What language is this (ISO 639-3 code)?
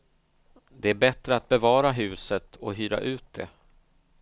swe